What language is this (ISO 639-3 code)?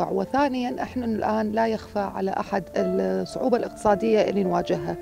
ara